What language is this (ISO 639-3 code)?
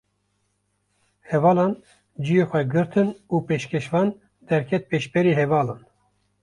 kur